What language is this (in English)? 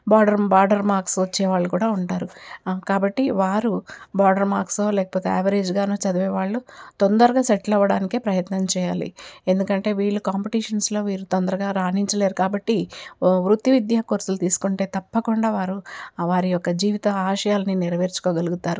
Telugu